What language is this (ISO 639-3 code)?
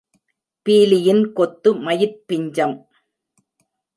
tam